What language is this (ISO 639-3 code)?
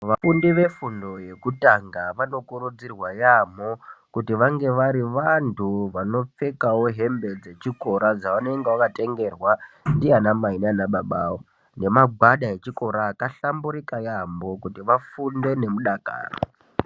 ndc